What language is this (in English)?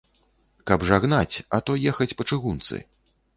Belarusian